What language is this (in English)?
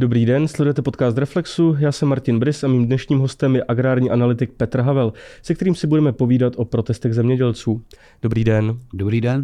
Czech